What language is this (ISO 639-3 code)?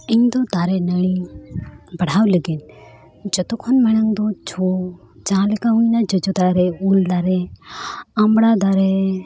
sat